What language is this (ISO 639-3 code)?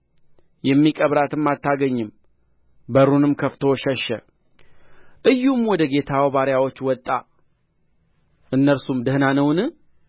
amh